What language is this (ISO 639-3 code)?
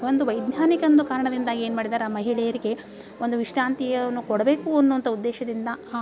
kan